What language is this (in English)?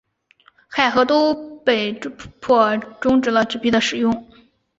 Chinese